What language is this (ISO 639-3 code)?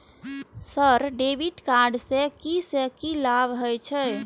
mai